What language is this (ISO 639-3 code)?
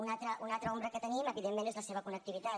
cat